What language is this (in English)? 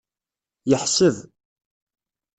Kabyle